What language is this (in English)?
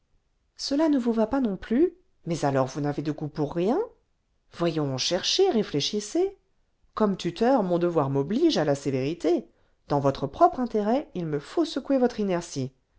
French